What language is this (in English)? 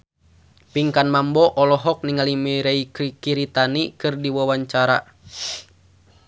Sundanese